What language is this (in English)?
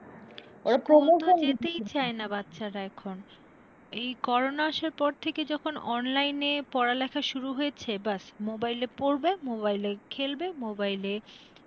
Bangla